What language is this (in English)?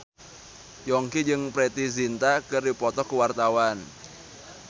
Sundanese